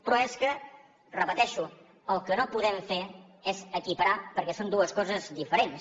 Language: Catalan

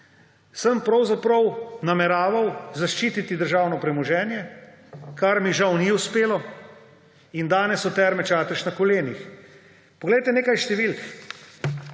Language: Slovenian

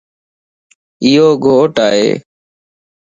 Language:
Lasi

